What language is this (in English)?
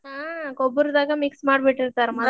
Kannada